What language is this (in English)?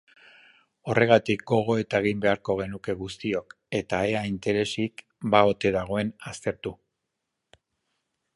Basque